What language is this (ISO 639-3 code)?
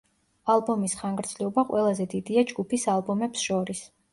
kat